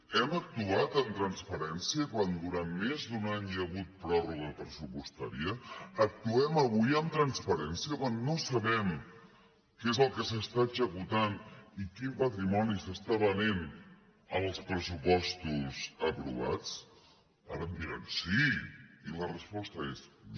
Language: Catalan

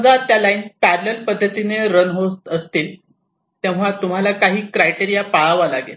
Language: Marathi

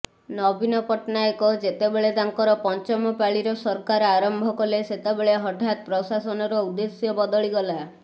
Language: Odia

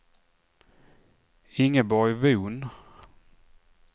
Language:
Swedish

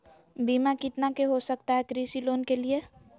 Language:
Magahi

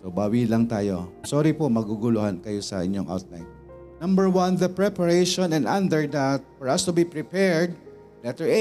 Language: Filipino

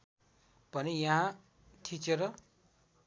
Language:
Nepali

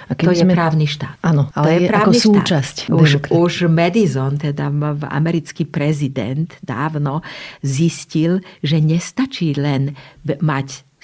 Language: Slovak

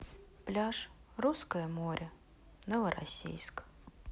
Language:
Russian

